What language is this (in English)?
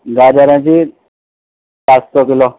Urdu